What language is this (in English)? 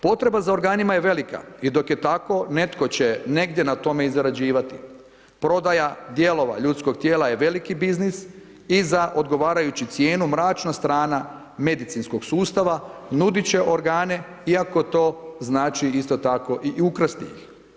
Croatian